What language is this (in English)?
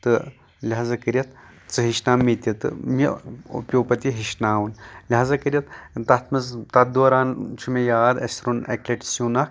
Kashmiri